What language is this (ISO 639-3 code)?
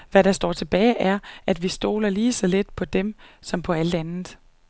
dan